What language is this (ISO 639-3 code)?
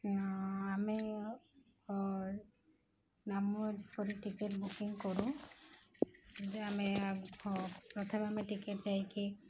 ori